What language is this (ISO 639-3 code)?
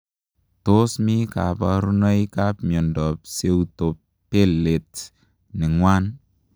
kln